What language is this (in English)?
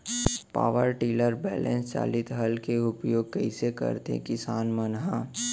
Chhattisgarhi